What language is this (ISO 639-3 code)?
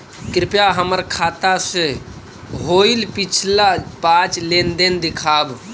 mag